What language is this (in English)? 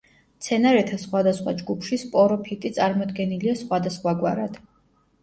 Georgian